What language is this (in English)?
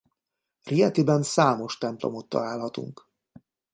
Hungarian